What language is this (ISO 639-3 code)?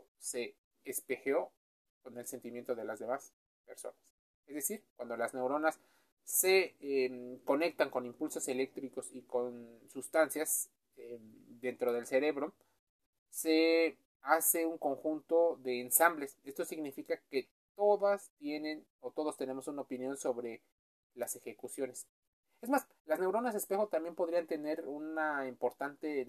spa